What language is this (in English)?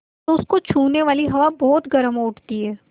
Hindi